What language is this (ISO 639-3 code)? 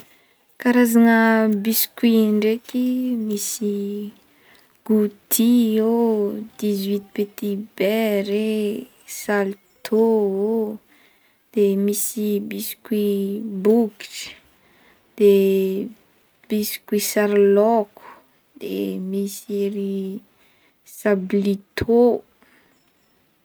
bmm